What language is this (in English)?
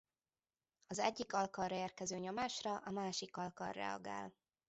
Hungarian